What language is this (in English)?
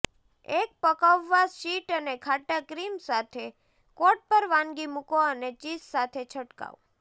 Gujarati